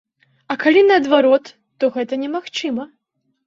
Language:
Belarusian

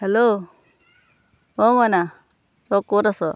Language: Assamese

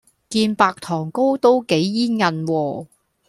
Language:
Cantonese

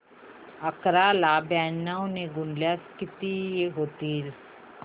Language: Marathi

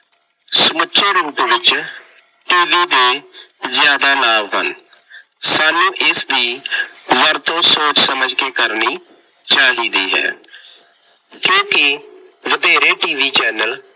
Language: Punjabi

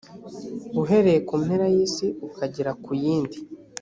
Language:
Kinyarwanda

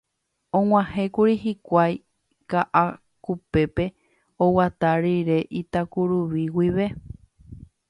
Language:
Guarani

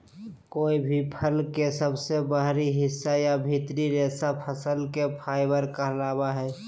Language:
Magahi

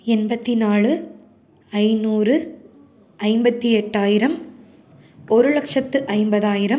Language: Tamil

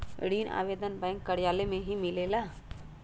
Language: Magahi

